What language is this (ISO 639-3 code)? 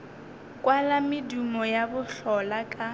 nso